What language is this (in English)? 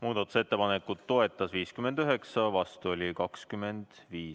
Estonian